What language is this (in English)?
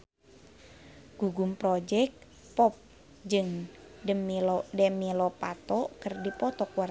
Sundanese